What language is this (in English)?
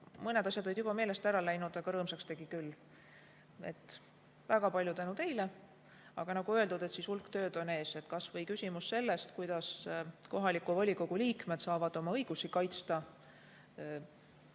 Estonian